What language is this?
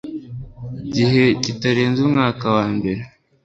Kinyarwanda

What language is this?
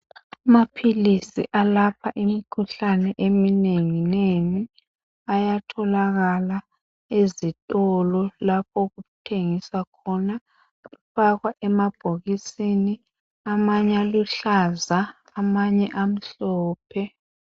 North Ndebele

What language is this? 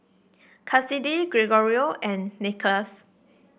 English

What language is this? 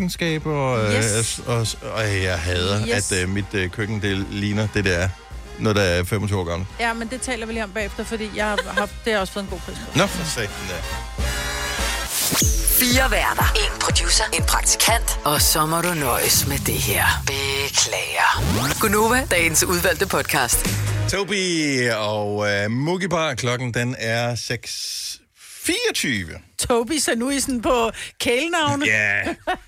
Danish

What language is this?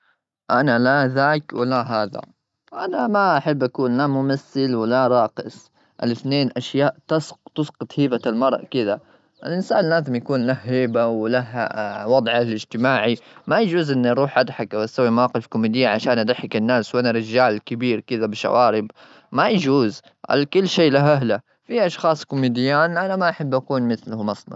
Gulf Arabic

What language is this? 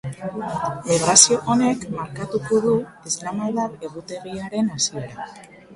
Basque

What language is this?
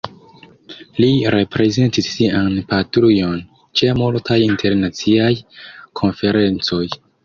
Esperanto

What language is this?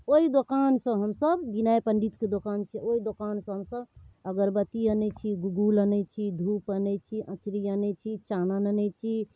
Maithili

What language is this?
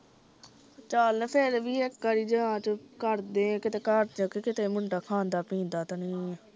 Punjabi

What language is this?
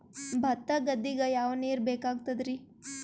Kannada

